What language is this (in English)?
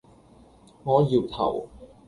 Cantonese